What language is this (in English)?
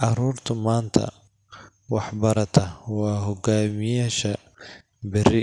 Somali